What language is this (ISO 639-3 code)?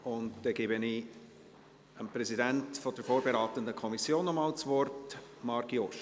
gsw